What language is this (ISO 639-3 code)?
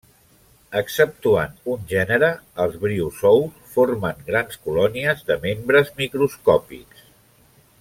cat